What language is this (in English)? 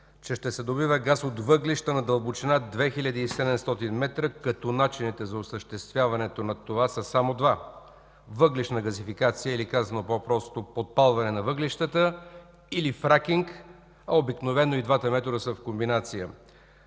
Bulgarian